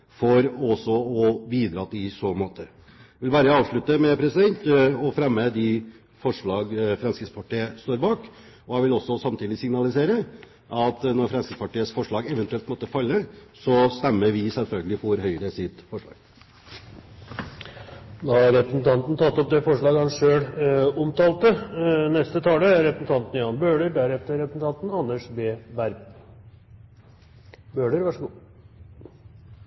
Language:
Norwegian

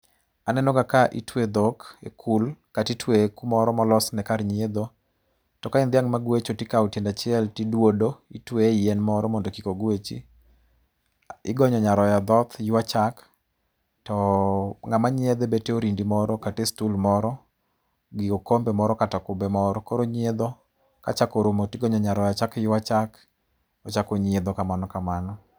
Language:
Luo (Kenya and Tanzania)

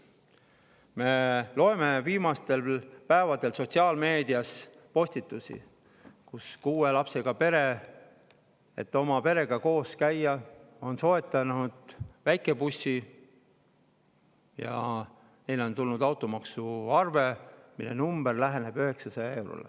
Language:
Estonian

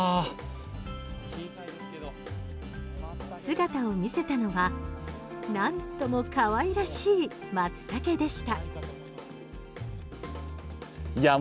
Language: Japanese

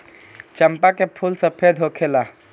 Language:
Bhojpuri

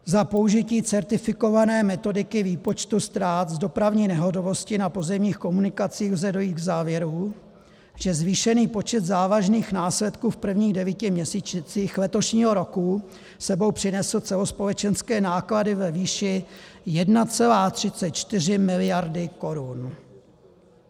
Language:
Czech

